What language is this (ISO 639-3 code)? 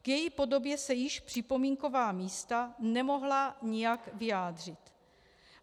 ces